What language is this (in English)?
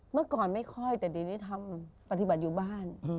Thai